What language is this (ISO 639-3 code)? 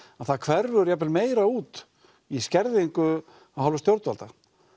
isl